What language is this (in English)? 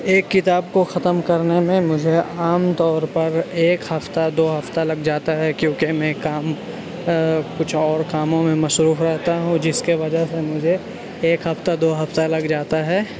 Urdu